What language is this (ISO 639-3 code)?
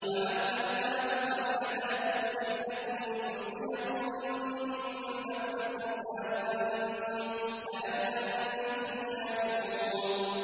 ara